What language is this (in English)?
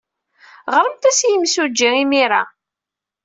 Kabyle